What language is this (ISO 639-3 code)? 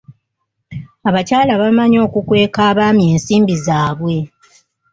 lug